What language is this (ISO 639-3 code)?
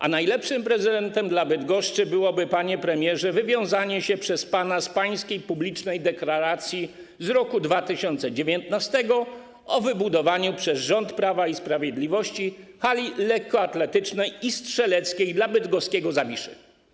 pol